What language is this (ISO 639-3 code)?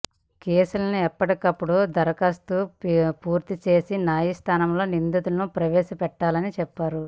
tel